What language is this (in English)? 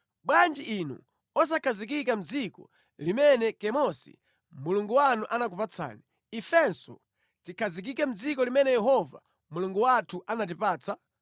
Nyanja